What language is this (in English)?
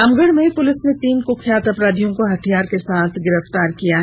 Hindi